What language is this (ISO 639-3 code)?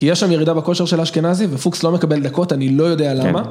heb